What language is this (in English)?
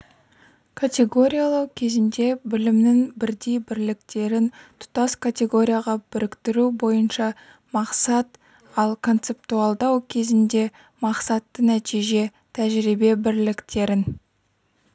Kazakh